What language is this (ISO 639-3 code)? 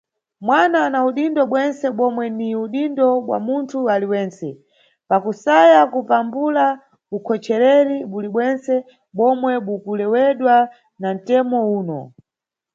nyu